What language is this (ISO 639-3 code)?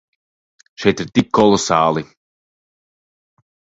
lav